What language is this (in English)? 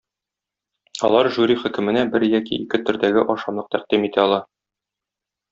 Tatar